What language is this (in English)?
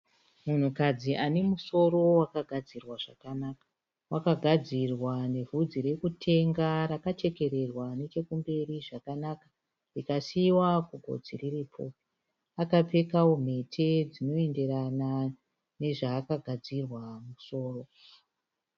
Shona